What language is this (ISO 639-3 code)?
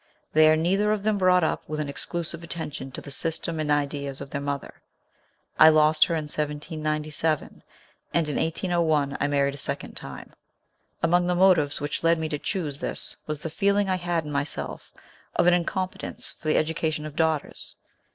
eng